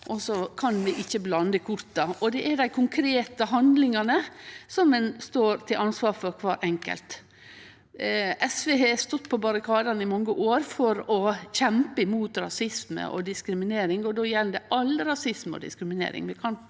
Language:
Norwegian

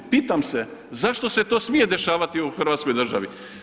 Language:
Croatian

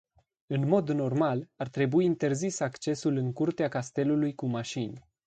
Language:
Romanian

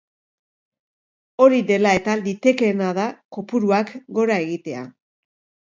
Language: Basque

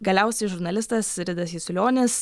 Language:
Lithuanian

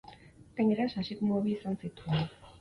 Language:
Basque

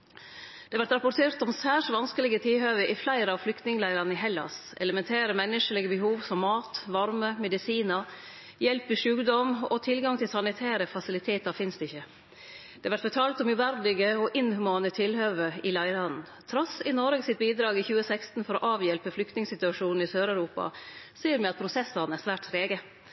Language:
Norwegian Nynorsk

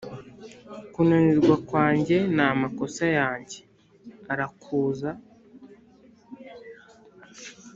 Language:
Kinyarwanda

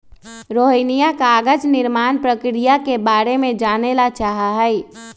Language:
Magahi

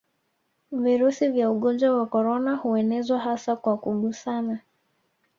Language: Swahili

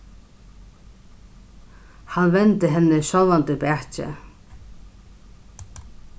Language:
Faroese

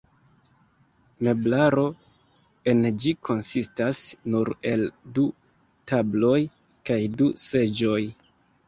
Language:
Esperanto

